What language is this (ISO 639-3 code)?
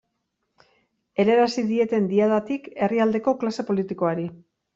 eus